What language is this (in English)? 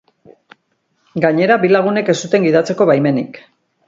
Basque